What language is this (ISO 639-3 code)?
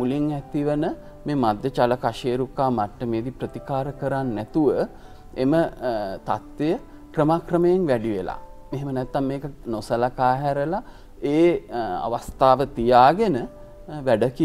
tur